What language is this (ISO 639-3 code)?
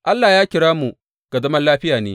hau